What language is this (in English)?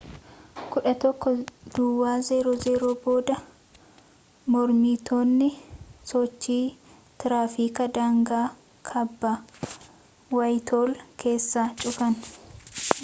Oromo